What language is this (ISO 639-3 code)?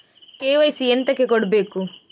kan